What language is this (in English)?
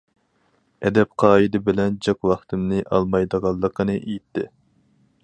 Uyghur